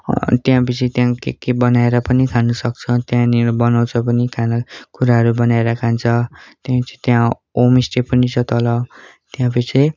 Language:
Nepali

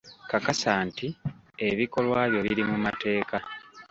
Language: Ganda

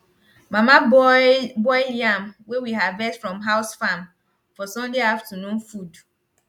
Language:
Nigerian Pidgin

